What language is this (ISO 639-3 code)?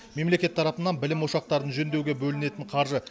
kaz